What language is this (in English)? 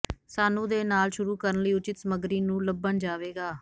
Punjabi